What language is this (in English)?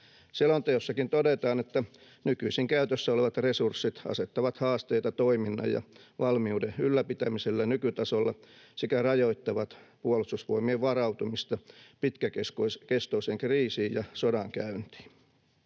Finnish